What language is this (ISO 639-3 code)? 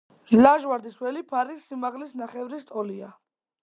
kat